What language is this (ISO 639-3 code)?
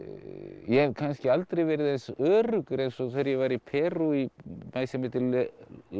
isl